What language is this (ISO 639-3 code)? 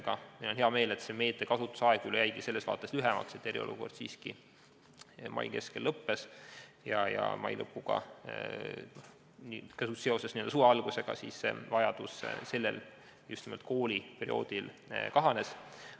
est